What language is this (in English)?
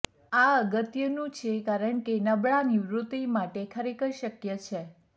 Gujarati